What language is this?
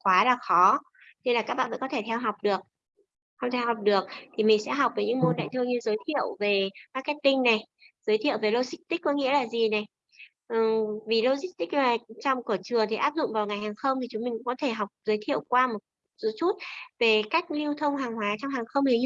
Vietnamese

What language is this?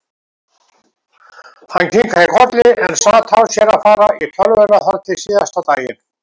Icelandic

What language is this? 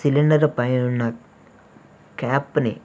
Telugu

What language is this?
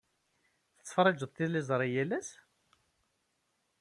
Kabyle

